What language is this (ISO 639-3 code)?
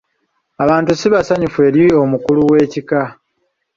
lug